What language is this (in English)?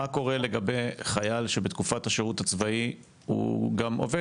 Hebrew